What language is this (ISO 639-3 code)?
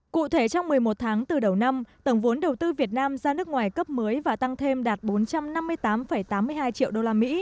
vie